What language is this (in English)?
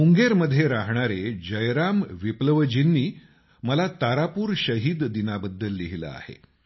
Marathi